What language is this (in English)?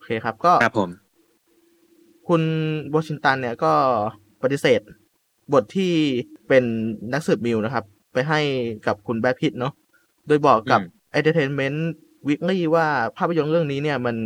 Thai